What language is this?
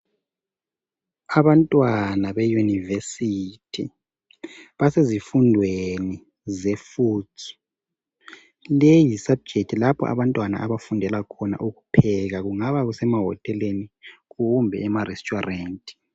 North Ndebele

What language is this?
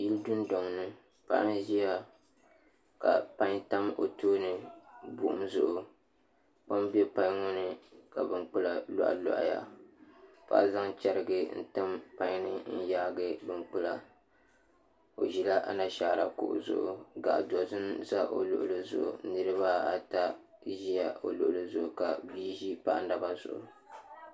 Dagbani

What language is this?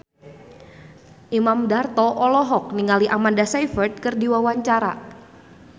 Sundanese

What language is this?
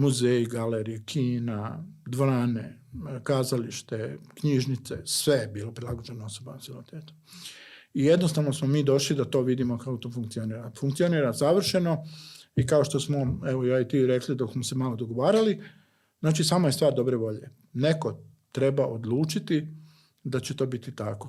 Croatian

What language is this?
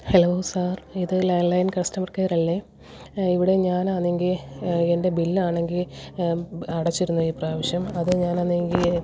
Malayalam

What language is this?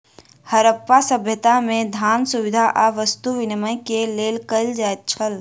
Maithili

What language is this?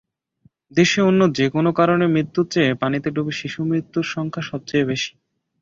Bangla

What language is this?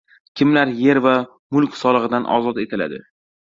Uzbek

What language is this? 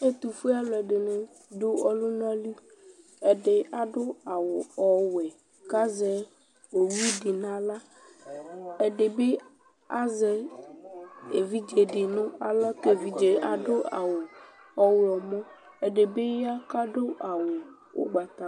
Ikposo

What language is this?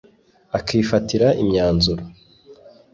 Kinyarwanda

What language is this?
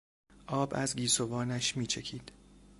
Persian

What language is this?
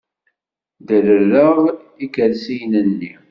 Kabyle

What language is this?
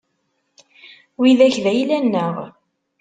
Kabyle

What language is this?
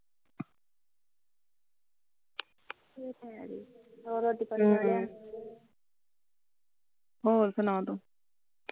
Punjabi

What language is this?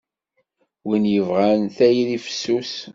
Kabyle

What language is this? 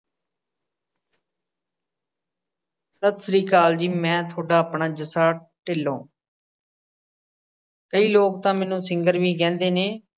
Punjabi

